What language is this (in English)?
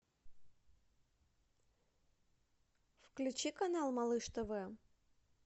Russian